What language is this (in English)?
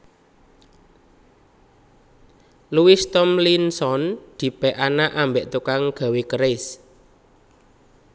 Javanese